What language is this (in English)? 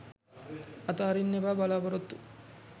Sinhala